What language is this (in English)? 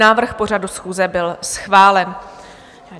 Czech